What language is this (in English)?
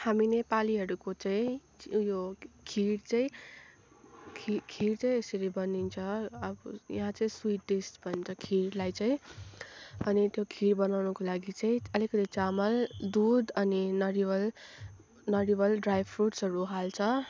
Nepali